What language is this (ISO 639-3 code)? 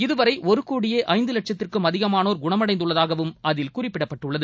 tam